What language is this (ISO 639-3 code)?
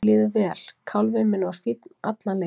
isl